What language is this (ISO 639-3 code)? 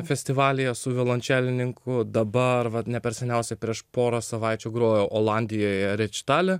lit